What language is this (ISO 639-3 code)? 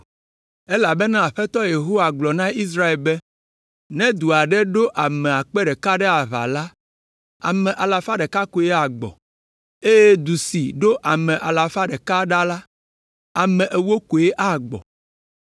ewe